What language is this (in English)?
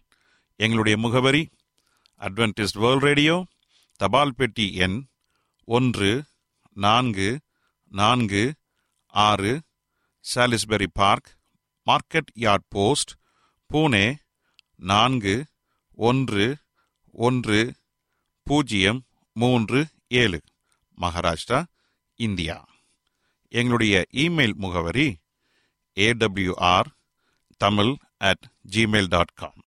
Tamil